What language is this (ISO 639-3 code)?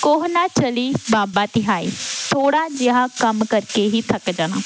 pan